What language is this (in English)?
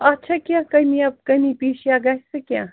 Kashmiri